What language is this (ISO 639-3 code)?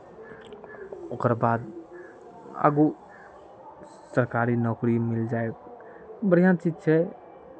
mai